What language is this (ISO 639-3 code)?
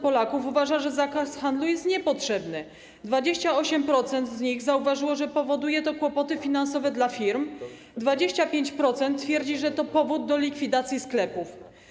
pol